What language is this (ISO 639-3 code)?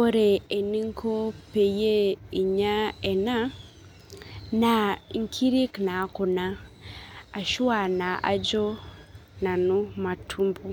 mas